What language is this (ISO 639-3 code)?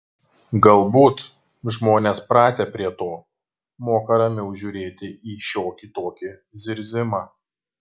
lit